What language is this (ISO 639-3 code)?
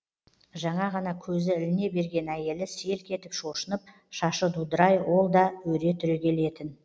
kaz